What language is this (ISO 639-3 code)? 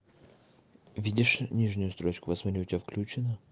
rus